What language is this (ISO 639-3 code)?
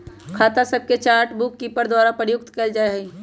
mag